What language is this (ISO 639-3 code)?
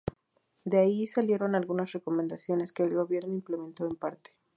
spa